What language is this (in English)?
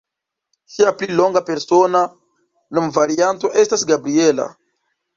Esperanto